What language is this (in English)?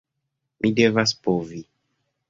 Esperanto